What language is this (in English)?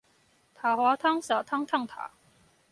Chinese